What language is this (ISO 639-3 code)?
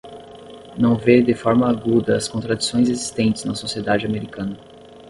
por